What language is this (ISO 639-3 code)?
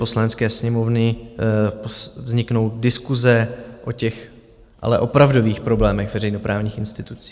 ces